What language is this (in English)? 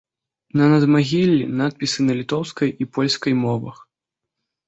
Belarusian